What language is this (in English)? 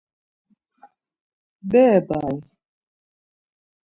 Laz